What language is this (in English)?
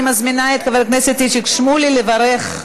Hebrew